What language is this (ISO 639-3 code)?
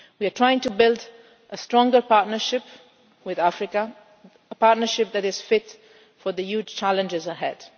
eng